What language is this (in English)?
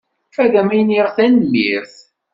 Kabyle